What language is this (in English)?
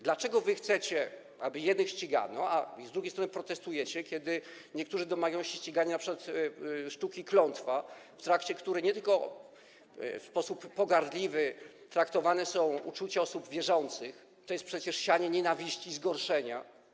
Polish